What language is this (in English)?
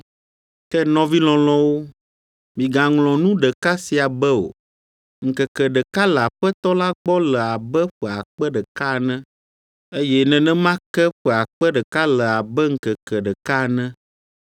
Ewe